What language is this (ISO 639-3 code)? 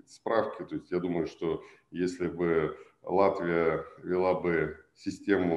rus